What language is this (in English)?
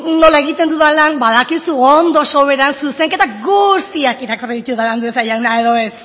Basque